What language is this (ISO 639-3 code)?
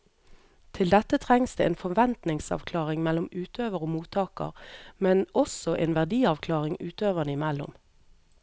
nor